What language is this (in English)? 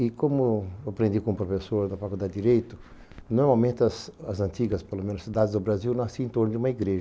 Portuguese